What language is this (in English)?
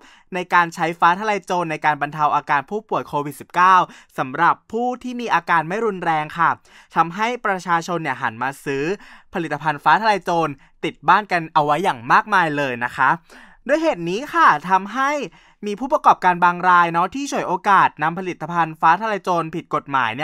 Thai